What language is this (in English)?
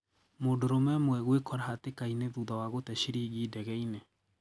Kikuyu